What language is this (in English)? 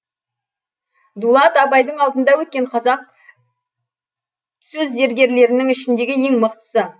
Kazakh